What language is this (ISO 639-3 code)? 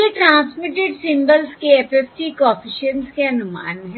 hin